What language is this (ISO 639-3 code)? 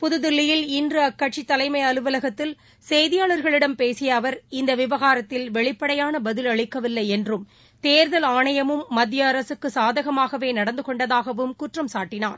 tam